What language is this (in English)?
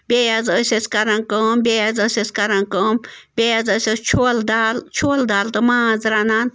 Kashmiri